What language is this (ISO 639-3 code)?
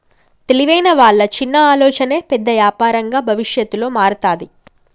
tel